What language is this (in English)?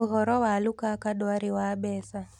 Kikuyu